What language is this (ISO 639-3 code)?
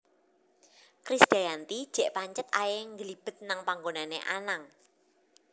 jav